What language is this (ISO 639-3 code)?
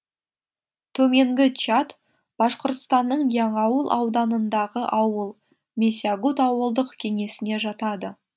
kaz